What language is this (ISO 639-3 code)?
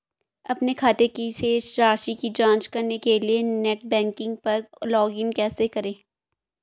hin